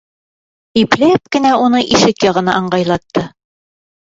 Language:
Bashkir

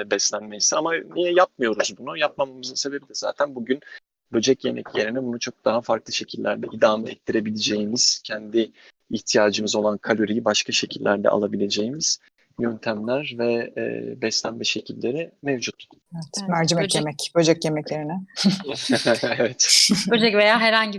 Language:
Turkish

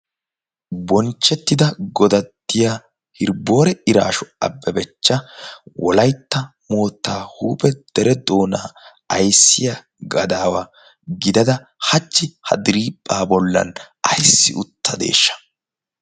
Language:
Wolaytta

